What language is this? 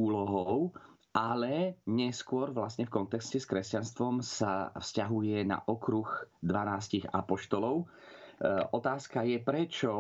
Slovak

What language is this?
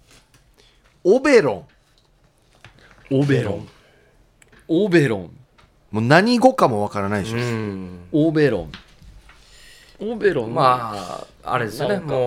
Japanese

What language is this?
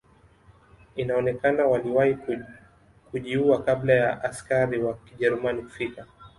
Swahili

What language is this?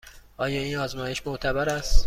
Persian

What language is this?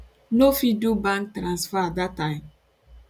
Nigerian Pidgin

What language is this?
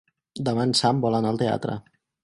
Catalan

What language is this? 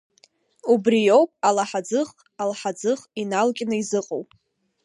Abkhazian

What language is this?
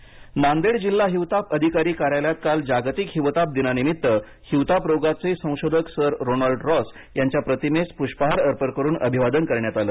Marathi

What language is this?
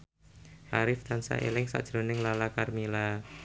Javanese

